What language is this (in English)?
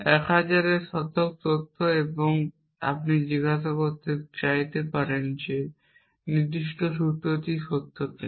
Bangla